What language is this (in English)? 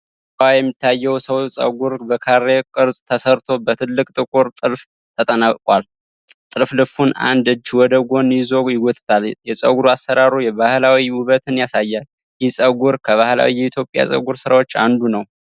Amharic